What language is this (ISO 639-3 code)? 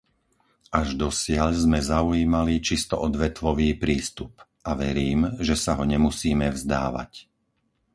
slk